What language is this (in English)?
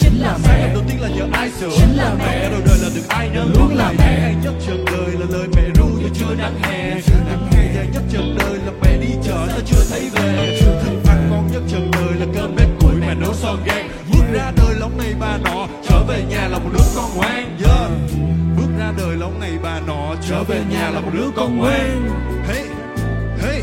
Vietnamese